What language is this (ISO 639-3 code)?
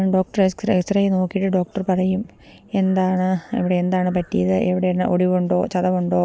mal